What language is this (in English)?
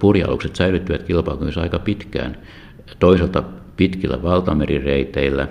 Finnish